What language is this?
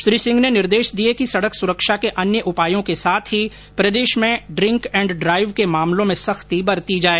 Hindi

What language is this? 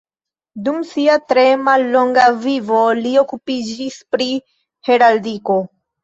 Esperanto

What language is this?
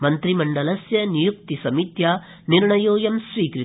Sanskrit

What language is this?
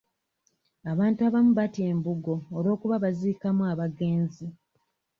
Ganda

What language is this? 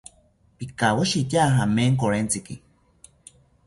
South Ucayali Ashéninka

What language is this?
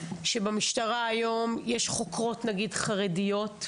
Hebrew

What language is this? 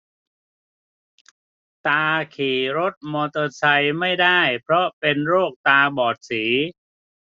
Thai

